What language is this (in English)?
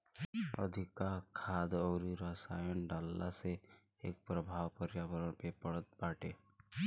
Bhojpuri